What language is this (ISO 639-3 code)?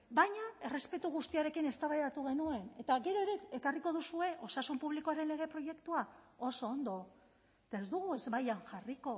eus